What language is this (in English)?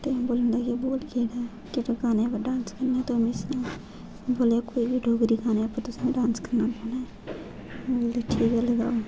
Dogri